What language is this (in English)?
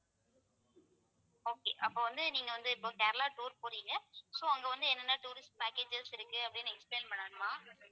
Tamil